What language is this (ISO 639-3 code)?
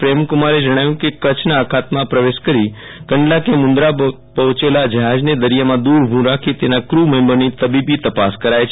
guj